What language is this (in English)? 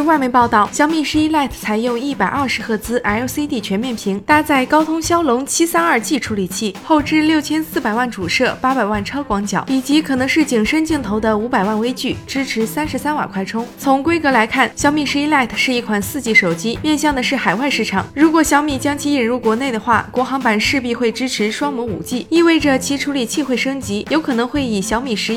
Chinese